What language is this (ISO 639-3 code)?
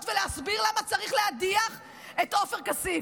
heb